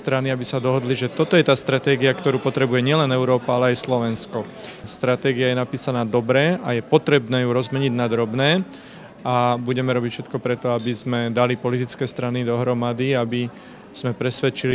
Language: Slovak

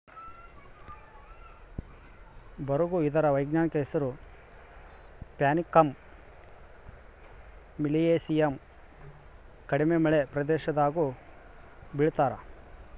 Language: Kannada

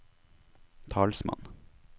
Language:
Norwegian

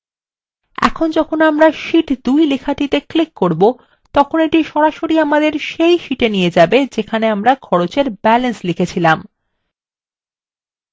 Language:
Bangla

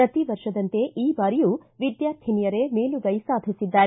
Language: Kannada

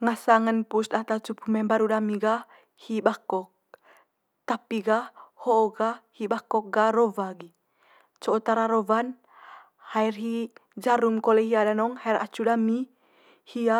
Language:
Manggarai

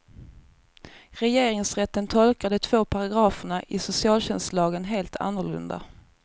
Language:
Swedish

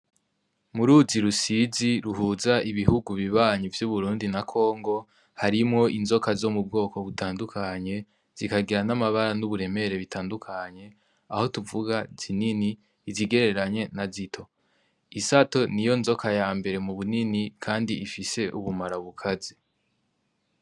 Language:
Rundi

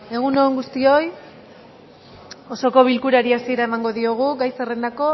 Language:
Basque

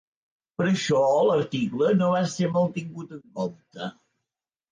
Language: Catalan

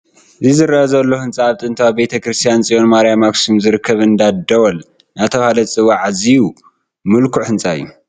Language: Tigrinya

